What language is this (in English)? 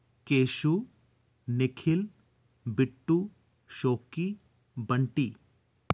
Dogri